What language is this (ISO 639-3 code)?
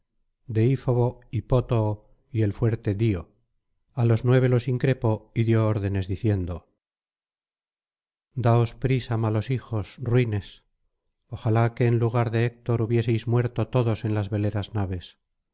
spa